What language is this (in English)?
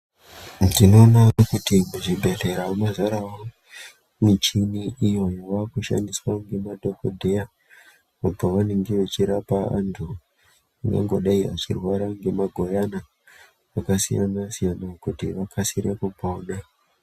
Ndau